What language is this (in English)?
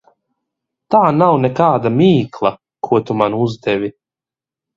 Latvian